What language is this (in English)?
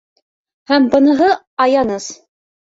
Bashkir